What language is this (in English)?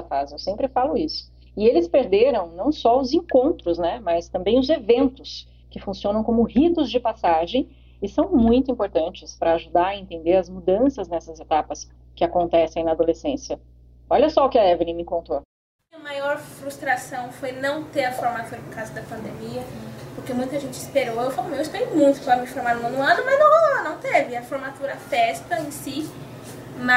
Portuguese